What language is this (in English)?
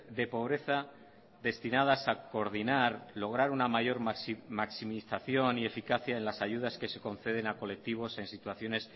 Spanish